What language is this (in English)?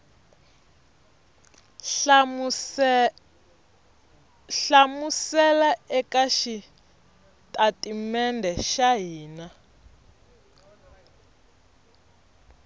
Tsonga